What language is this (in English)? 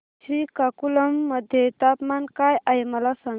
Marathi